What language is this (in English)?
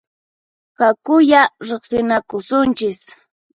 Puno Quechua